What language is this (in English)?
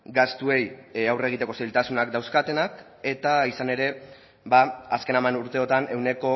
Basque